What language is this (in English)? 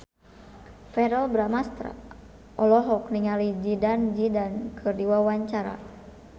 Sundanese